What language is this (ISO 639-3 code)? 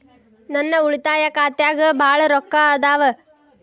kan